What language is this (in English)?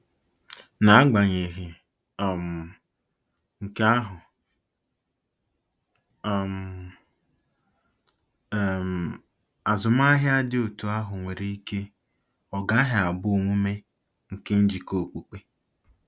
Igbo